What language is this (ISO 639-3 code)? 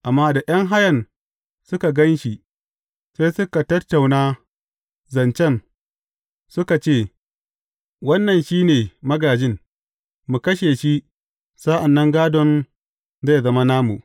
hau